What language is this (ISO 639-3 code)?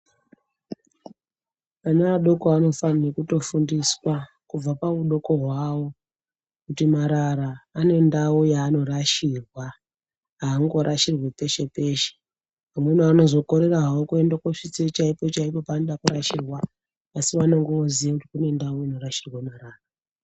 ndc